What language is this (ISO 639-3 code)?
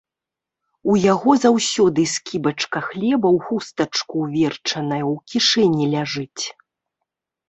bel